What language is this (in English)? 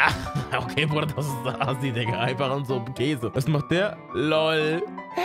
German